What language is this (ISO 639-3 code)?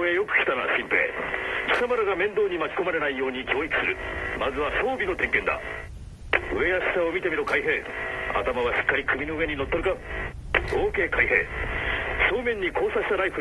jpn